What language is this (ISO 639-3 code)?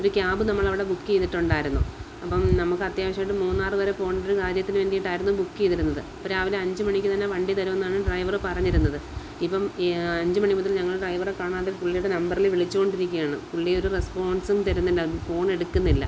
mal